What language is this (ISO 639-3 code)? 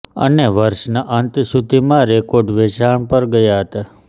guj